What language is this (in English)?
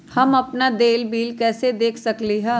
Magahi